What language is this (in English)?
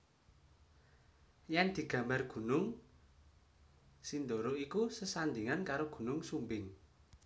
Javanese